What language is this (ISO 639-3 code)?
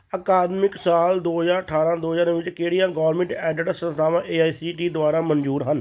pan